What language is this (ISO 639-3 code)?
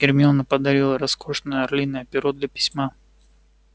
rus